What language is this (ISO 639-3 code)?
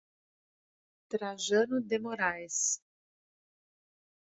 por